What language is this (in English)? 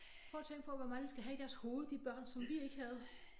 Danish